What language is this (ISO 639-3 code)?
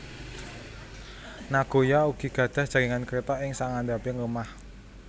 jav